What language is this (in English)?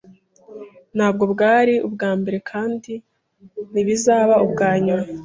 Kinyarwanda